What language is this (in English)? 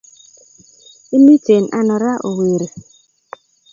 Kalenjin